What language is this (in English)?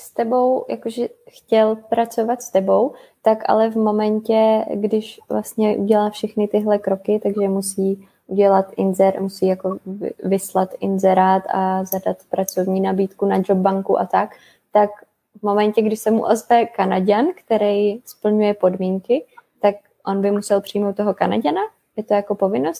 Czech